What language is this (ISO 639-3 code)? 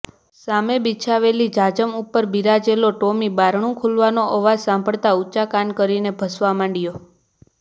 guj